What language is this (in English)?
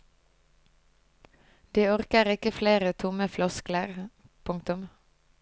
Norwegian